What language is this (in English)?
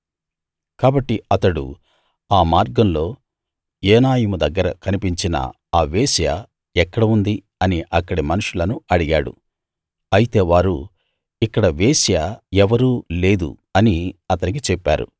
Telugu